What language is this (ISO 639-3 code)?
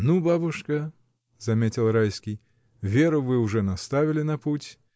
rus